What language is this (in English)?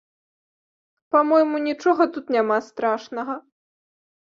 Belarusian